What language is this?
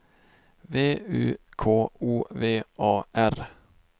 Swedish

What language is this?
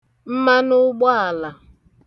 Igbo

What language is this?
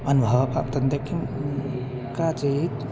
Sanskrit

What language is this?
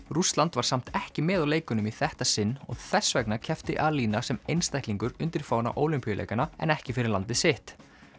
Icelandic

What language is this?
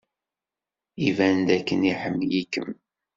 Kabyle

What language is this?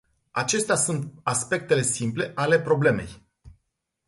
Romanian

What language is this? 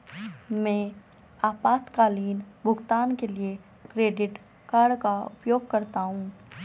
Hindi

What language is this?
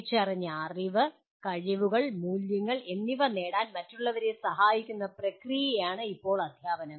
Malayalam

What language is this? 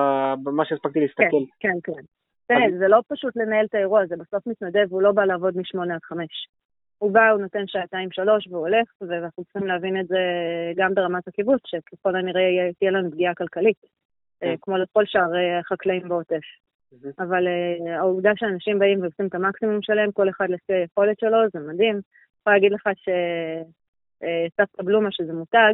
Hebrew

